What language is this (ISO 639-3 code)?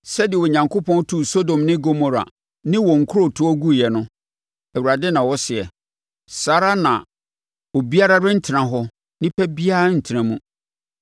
aka